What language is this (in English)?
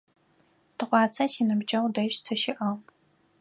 Adyghe